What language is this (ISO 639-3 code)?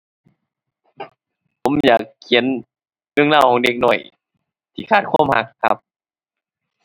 tha